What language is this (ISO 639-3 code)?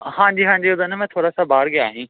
pan